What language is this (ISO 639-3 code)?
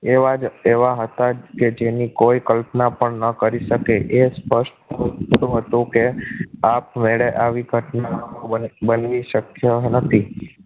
guj